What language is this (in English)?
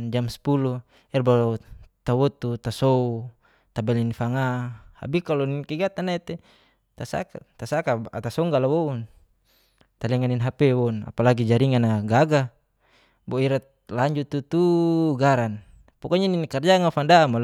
Geser-Gorom